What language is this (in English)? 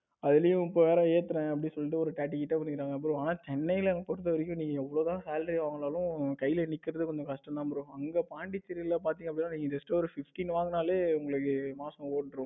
Tamil